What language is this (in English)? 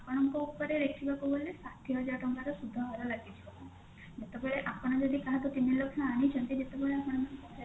Odia